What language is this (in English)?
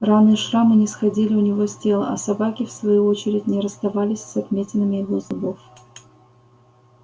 Russian